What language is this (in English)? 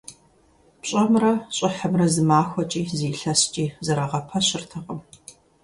Kabardian